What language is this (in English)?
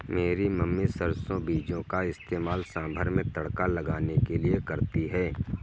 Hindi